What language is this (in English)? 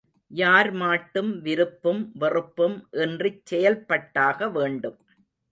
Tamil